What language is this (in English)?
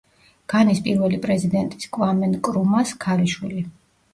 Georgian